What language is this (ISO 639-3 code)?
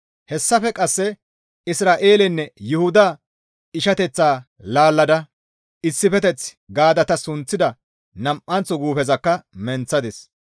gmv